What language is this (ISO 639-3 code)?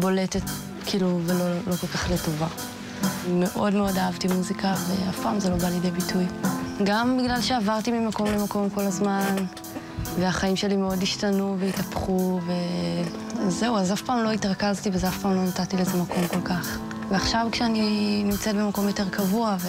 heb